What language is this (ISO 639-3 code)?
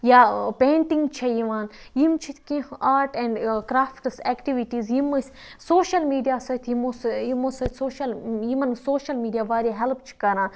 kas